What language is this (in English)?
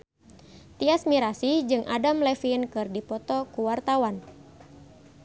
Sundanese